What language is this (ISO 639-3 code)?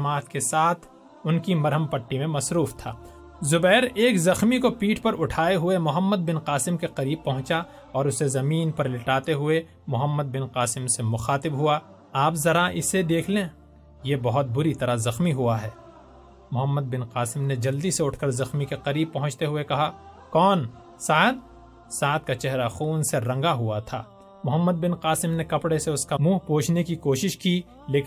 urd